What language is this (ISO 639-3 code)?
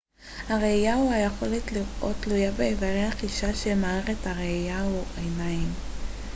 heb